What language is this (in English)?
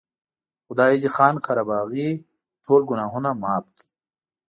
Pashto